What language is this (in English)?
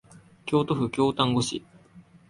Japanese